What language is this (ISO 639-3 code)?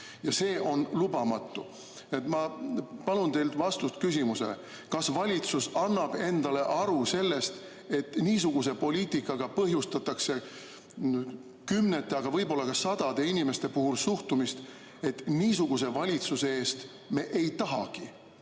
est